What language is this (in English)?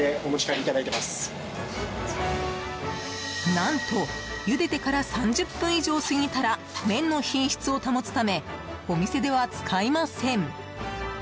Japanese